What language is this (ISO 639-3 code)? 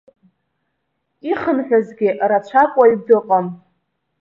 abk